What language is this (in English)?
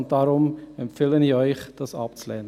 Swiss German